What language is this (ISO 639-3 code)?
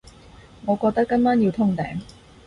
yue